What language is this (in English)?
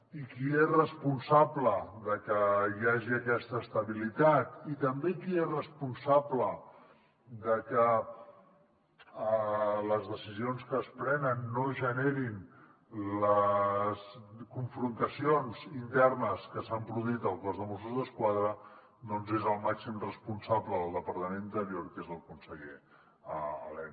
Catalan